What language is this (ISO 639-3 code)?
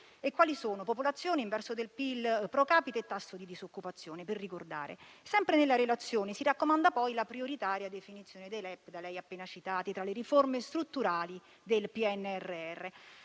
ita